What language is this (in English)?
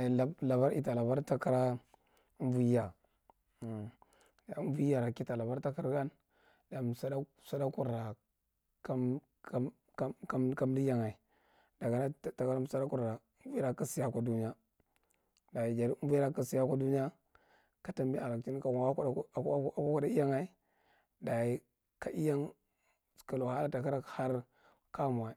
Marghi Central